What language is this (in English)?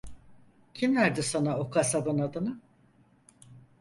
Turkish